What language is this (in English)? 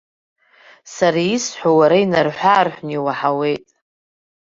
Abkhazian